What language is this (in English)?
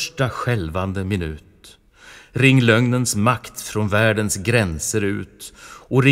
Swedish